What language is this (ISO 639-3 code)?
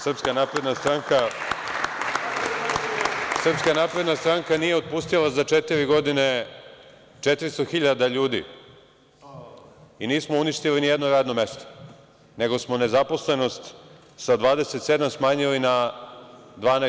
srp